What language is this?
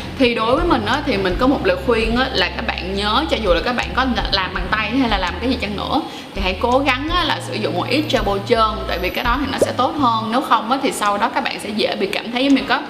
Vietnamese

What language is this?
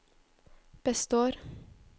Norwegian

